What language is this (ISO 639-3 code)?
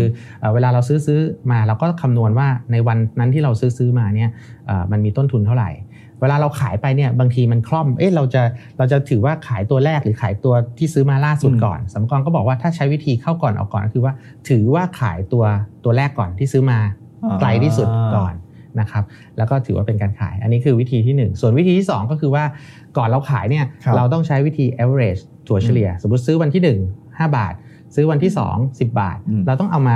tha